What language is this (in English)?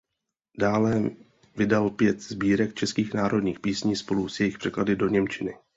Czech